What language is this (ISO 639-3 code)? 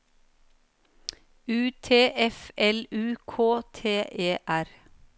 nor